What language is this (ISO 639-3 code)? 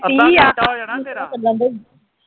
pan